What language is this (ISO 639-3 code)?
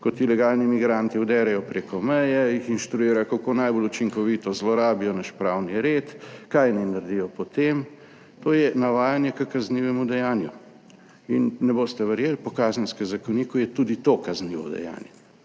slv